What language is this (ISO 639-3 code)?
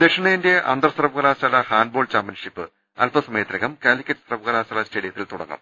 mal